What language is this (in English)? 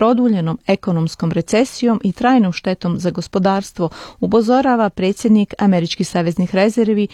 Croatian